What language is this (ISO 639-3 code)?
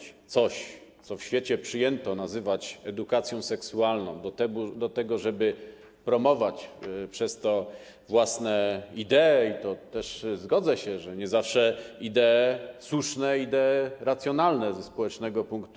pol